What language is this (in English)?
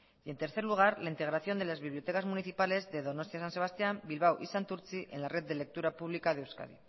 Spanish